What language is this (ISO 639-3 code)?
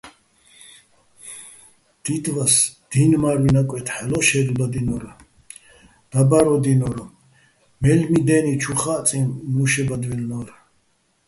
bbl